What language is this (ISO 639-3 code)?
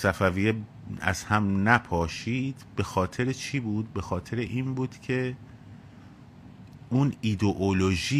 fas